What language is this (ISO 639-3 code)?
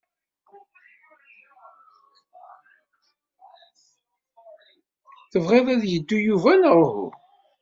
kab